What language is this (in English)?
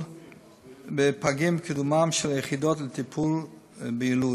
Hebrew